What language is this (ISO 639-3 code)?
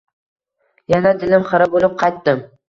uzb